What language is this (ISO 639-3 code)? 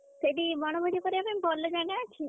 ori